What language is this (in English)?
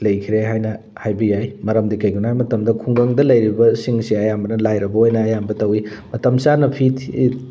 Manipuri